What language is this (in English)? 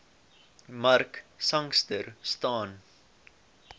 Afrikaans